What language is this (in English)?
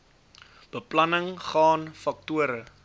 Afrikaans